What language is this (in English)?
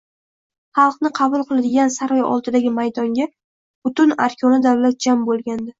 Uzbek